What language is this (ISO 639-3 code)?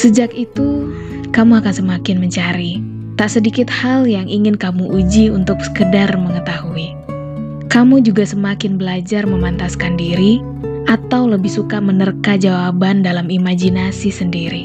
ind